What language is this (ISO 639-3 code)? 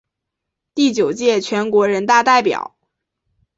zho